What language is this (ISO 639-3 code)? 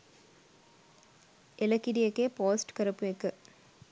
sin